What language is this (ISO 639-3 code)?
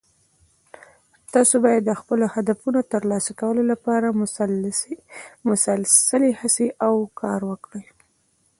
pus